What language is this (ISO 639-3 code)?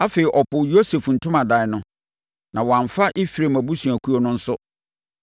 aka